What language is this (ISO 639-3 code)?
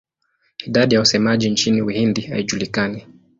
swa